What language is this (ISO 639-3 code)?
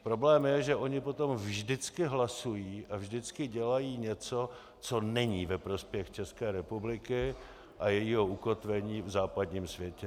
ces